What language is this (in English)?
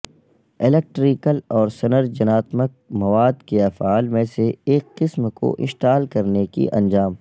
Urdu